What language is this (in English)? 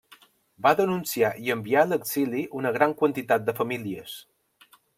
Catalan